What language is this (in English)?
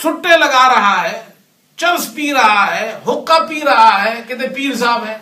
Urdu